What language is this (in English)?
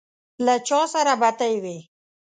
Pashto